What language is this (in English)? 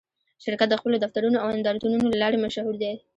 Pashto